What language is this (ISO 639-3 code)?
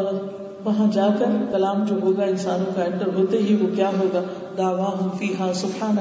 urd